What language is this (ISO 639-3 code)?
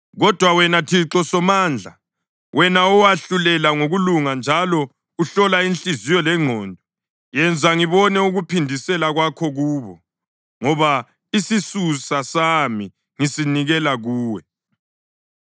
nde